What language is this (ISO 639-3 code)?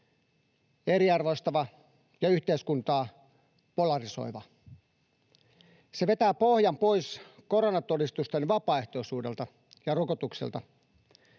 fin